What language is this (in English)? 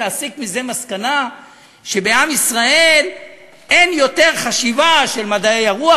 Hebrew